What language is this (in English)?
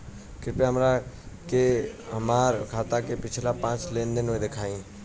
Bhojpuri